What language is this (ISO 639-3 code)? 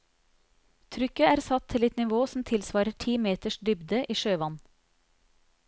nor